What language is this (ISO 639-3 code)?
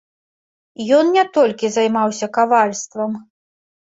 bel